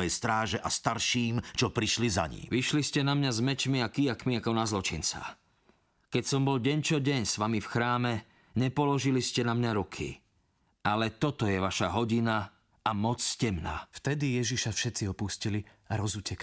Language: Slovak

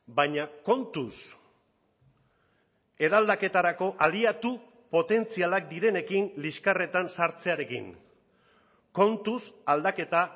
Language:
Basque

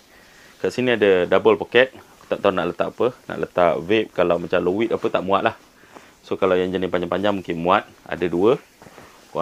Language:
Malay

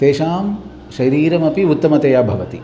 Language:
Sanskrit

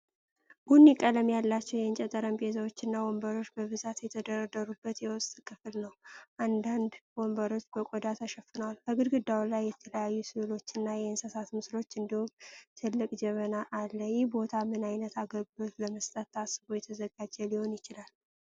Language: Amharic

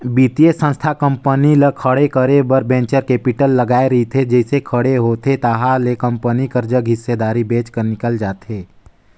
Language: Chhattisgarhi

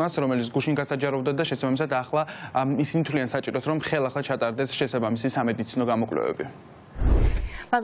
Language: Romanian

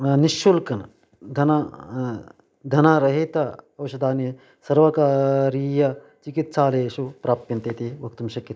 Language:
Sanskrit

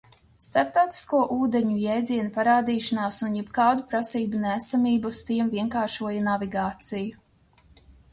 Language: Latvian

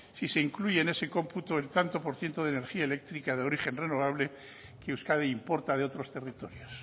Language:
Spanish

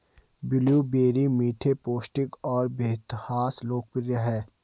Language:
Hindi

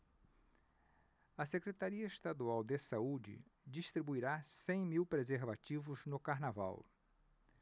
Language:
Portuguese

